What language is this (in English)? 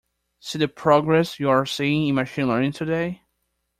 English